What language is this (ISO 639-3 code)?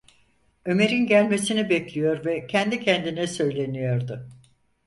tur